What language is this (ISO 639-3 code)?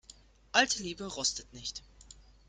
deu